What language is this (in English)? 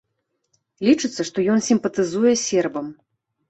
Belarusian